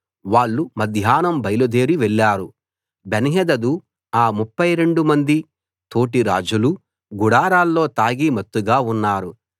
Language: Telugu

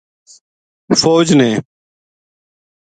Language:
Gujari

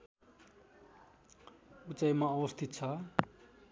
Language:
Nepali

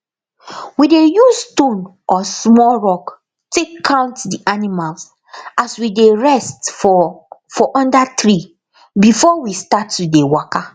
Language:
Nigerian Pidgin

